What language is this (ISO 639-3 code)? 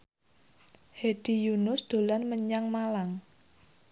jav